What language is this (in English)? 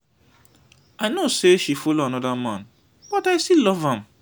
Nigerian Pidgin